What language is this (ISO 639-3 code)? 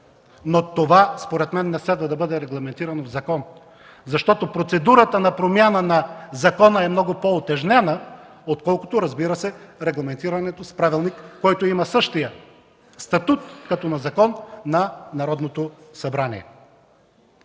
bul